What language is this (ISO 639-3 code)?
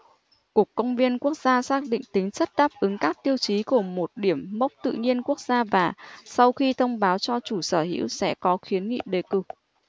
vie